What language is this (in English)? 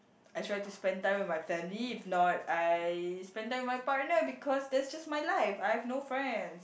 English